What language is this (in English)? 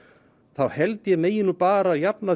Icelandic